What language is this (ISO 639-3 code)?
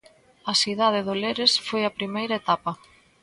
glg